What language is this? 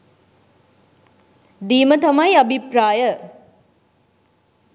Sinhala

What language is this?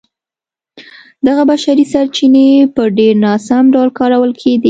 Pashto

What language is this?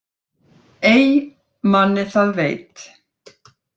Icelandic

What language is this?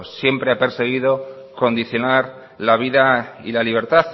Spanish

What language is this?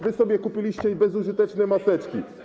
Polish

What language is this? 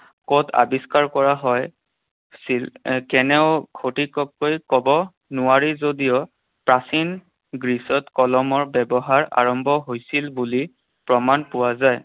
Assamese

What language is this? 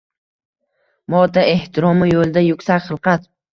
Uzbek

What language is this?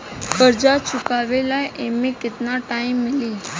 Bhojpuri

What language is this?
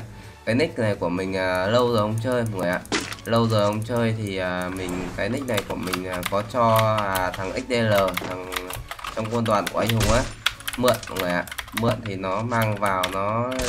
Vietnamese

